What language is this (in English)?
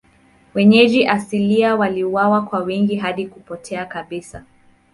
Swahili